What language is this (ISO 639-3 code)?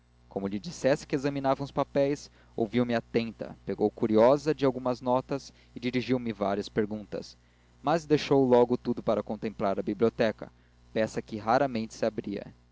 por